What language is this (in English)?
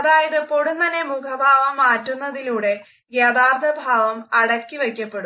Malayalam